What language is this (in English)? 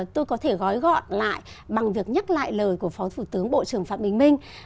Vietnamese